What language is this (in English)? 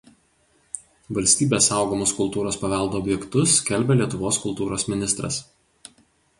Lithuanian